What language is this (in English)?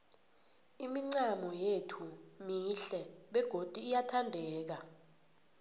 South Ndebele